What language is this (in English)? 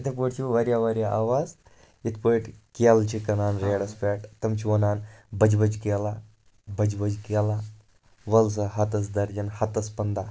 Kashmiri